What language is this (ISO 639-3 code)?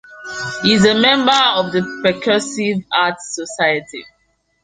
eng